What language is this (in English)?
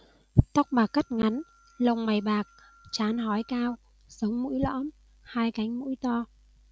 Vietnamese